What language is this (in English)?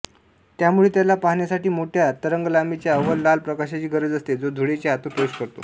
Marathi